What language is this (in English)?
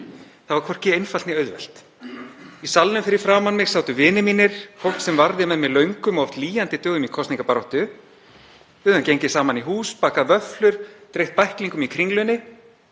Icelandic